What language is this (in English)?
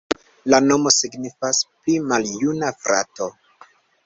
Esperanto